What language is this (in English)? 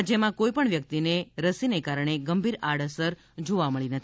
Gujarati